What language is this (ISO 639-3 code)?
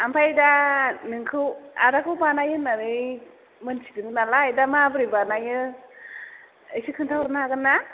brx